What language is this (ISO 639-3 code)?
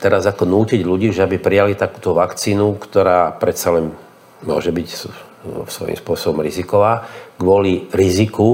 slk